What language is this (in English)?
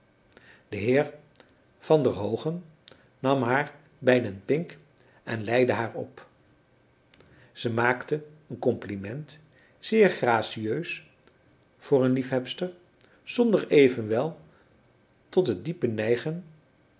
Dutch